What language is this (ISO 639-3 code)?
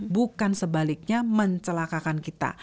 ind